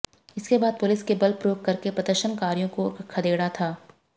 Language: Hindi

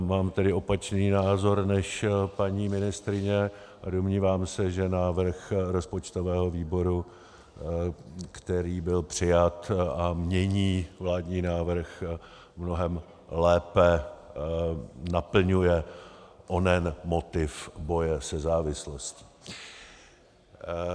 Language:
Czech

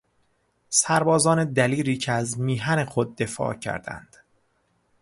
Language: Persian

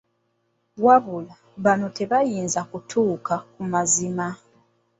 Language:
Ganda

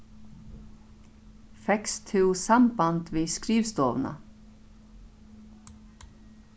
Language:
Faroese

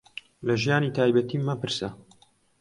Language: Central Kurdish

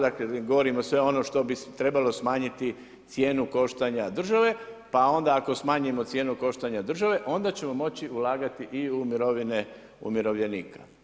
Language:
Croatian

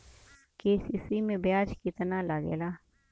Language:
Bhojpuri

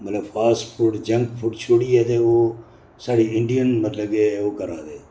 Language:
Dogri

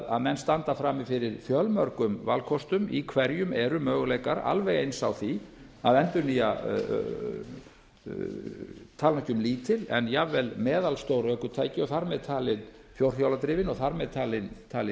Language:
Icelandic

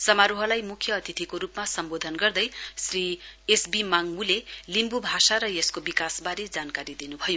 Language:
Nepali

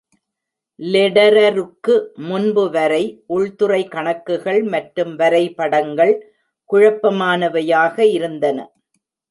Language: Tamil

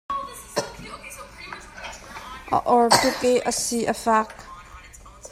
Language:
Hakha Chin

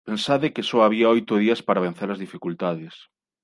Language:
Galician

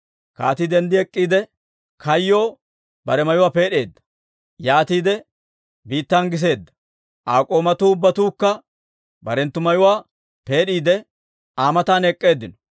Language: Dawro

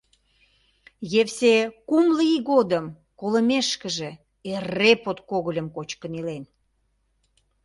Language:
Mari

